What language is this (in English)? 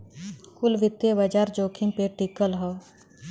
Bhojpuri